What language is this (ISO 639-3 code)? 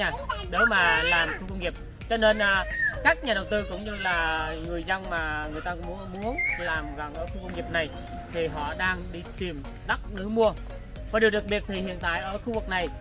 vie